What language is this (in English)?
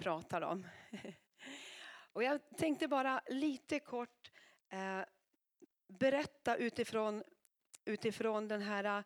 Swedish